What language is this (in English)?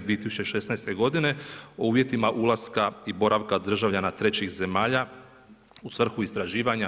Croatian